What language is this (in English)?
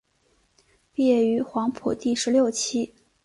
Chinese